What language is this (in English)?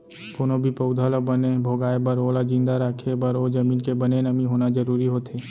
Chhattisgarhi